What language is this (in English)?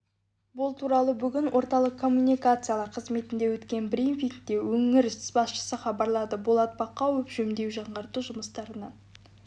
Kazakh